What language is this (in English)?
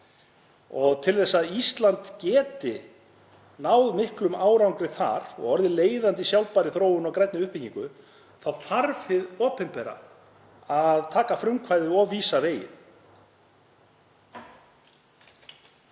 Icelandic